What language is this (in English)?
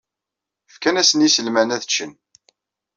Kabyle